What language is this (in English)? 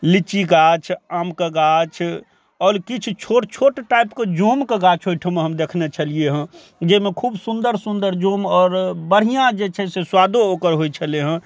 Maithili